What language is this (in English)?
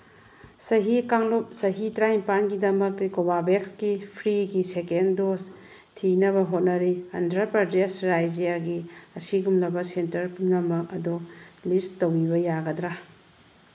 Manipuri